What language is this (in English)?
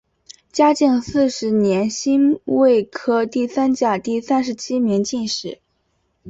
Chinese